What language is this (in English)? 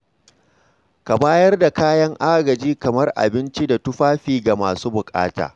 Hausa